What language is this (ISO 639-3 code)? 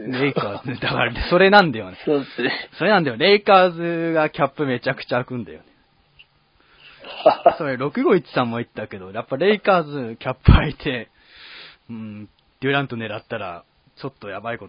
jpn